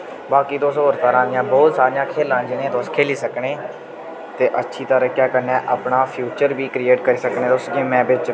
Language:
Dogri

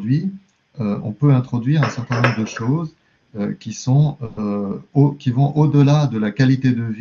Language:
French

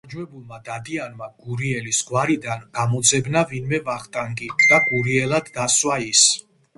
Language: Georgian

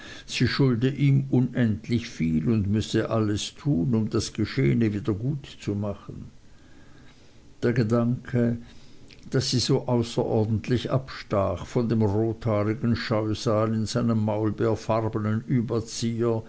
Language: German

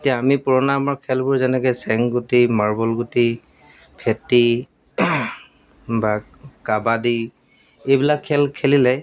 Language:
Assamese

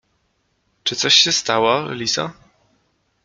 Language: Polish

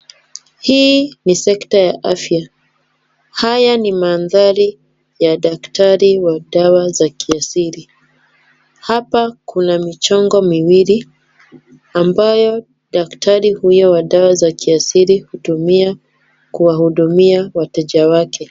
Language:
Swahili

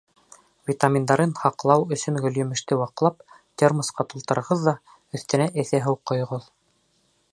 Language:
Bashkir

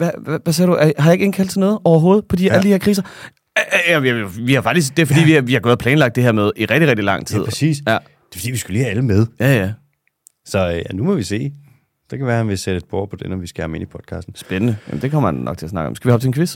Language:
Danish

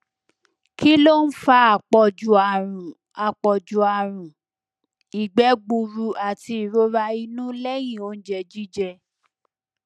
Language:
Yoruba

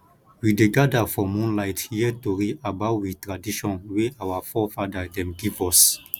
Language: Nigerian Pidgin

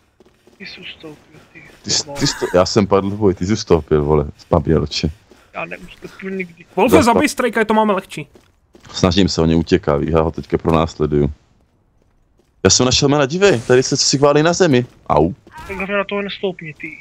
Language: Czech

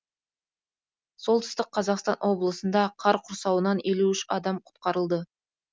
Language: Kazakh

